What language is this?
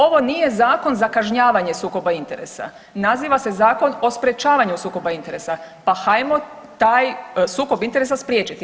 Croatian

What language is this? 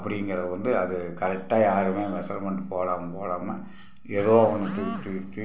Tamil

